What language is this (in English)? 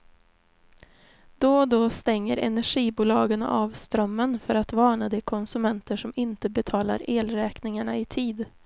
Swedish